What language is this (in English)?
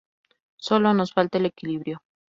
Spanish